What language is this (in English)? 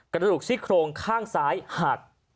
Thai